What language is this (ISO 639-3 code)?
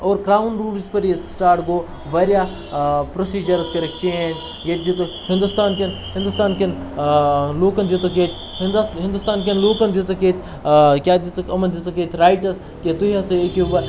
kas